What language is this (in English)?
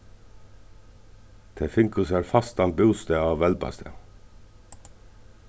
Faroese